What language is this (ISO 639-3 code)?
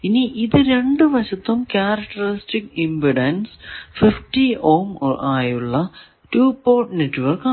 mal